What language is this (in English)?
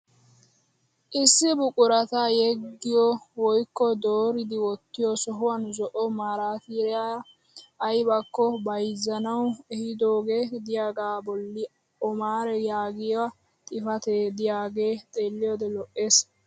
Wolaytta